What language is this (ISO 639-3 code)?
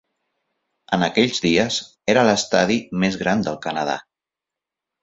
cat